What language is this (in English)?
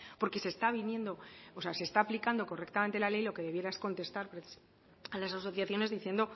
Spanish